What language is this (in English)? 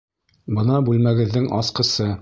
Bashkir